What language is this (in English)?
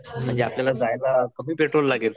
Marathi